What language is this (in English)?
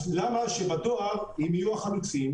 Hebrew